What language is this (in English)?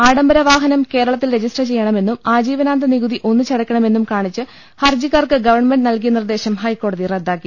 Malayalam